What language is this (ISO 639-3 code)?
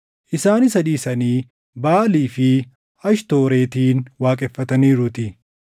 orm